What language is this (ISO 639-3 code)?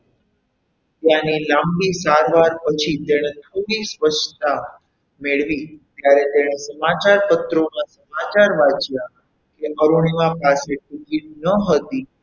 guj